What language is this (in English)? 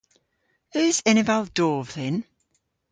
Cornish